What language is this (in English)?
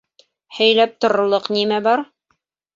Bashkir